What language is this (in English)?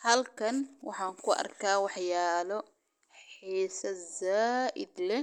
Somali